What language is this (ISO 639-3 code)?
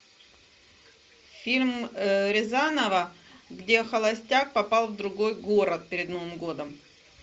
rus